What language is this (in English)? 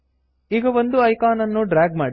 Kannada